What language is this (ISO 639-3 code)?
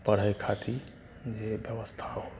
mai